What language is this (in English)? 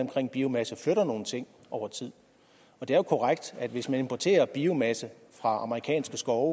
Danish